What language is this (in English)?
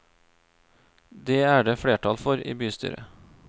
Norwegian